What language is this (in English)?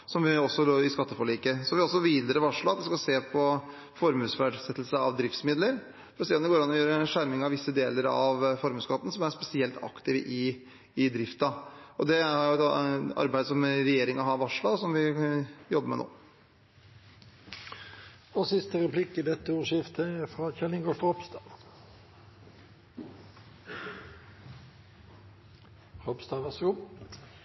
Norwegian Bokmål